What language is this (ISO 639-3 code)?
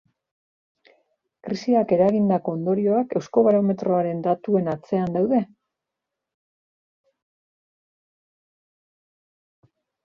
eus